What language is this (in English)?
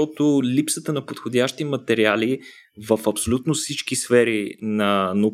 Bulgarian